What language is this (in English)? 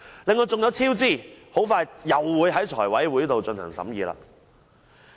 Cantonese